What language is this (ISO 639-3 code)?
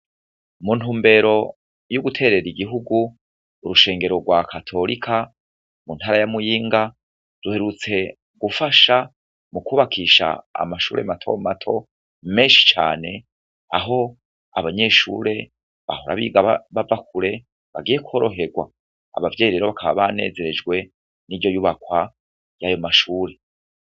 run